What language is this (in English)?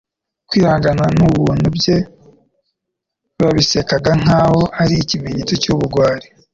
Kinyarwanda